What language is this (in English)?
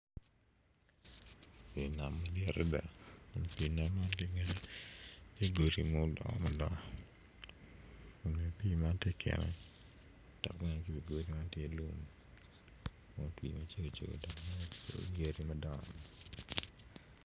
Acoli